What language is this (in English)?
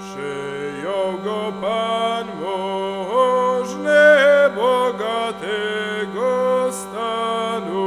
Polish